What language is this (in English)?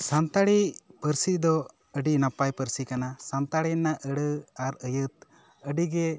Santali